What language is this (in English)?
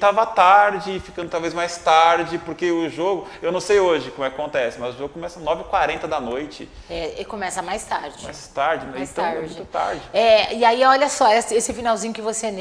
Portuguese